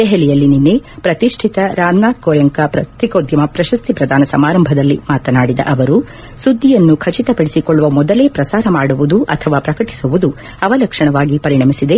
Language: Kannada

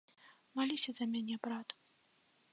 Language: Belarusian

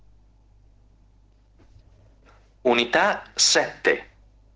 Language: Russian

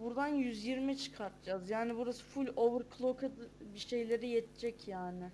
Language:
Turkish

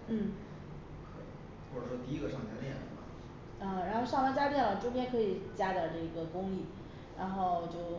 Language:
Chinese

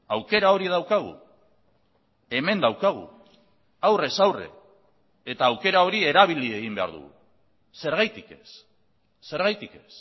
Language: Basque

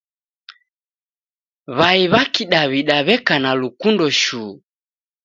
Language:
Taita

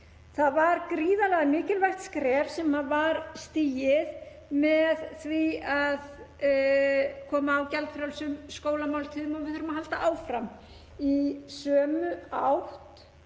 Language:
Icelandic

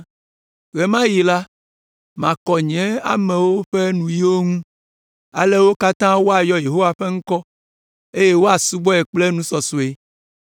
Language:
Ewe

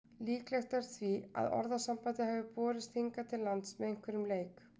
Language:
Icelandic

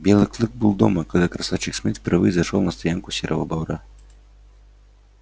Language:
Russian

